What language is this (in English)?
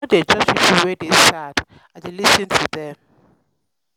Nigerian Pidgin